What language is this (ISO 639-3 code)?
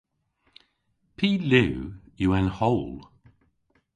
cor